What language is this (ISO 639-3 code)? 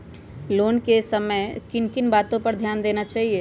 mag